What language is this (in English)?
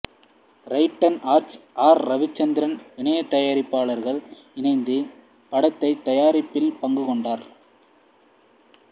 Tamil